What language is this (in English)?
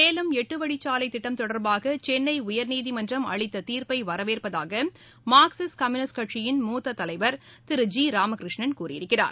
Tamil